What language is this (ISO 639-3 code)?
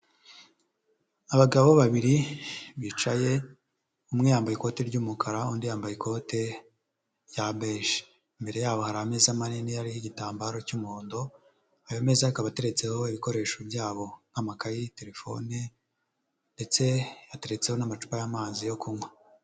kin